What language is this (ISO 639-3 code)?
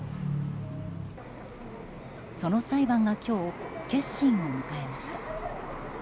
jpn